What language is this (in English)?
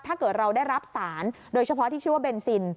Thai